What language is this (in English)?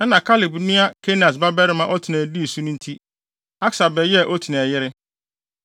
Akan